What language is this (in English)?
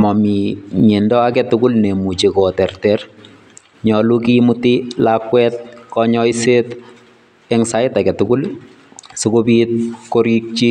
Kalenjin